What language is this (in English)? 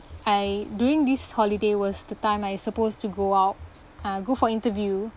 English